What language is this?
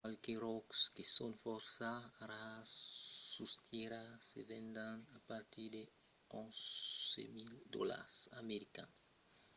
Occitan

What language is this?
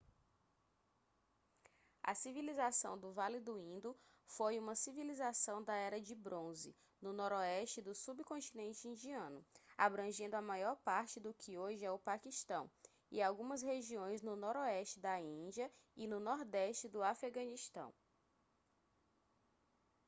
Portuguese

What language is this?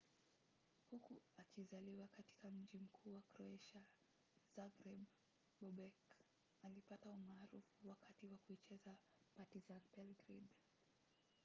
Swahili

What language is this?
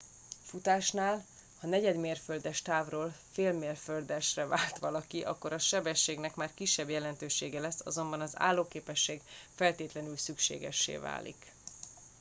Hungarian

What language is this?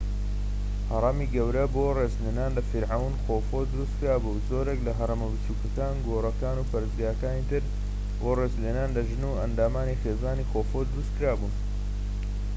Central Kurdish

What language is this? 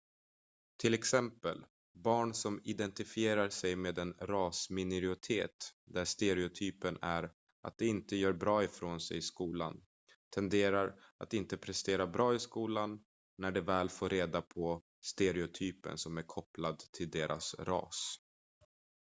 Swedish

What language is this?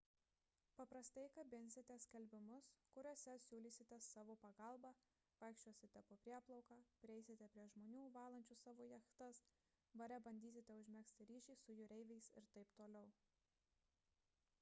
Lithuanian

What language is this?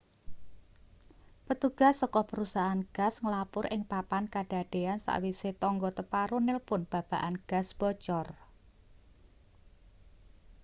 Javanese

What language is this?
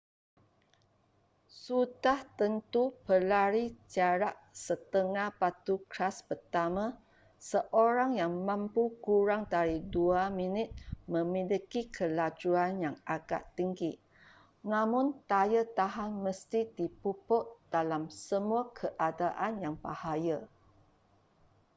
Malay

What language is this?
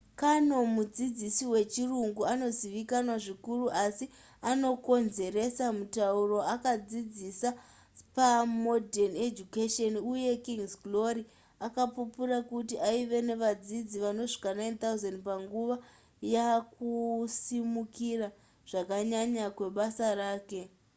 Shona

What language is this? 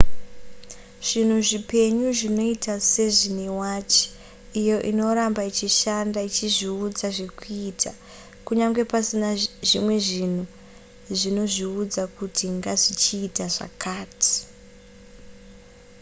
Shona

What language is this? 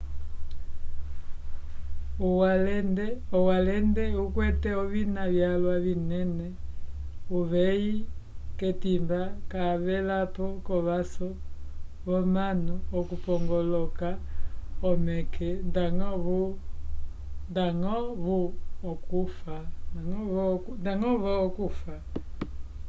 Umbundu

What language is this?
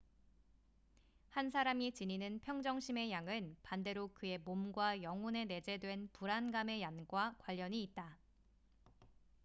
Korean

